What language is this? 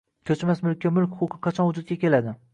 Uzbek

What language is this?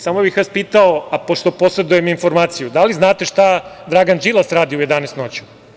Serbian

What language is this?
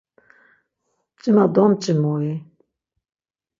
Laz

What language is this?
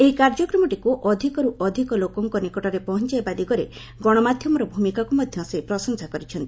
Odia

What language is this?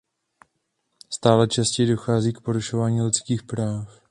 Czech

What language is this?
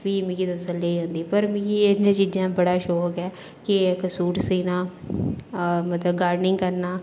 Dogri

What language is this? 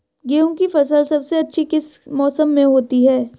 Hindi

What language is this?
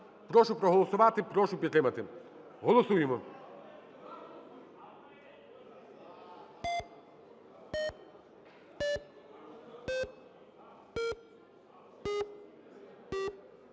Ukrainian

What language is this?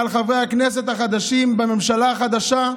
Hebrew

